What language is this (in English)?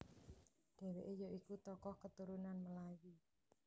Javanese